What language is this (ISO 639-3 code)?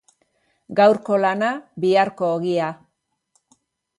eus